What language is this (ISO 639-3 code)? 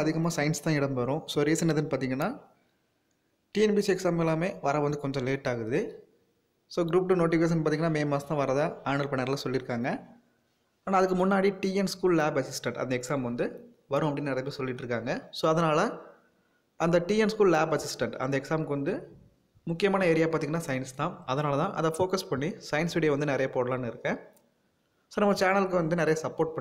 tam